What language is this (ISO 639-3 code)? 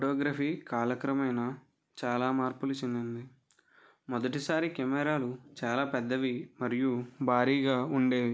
tel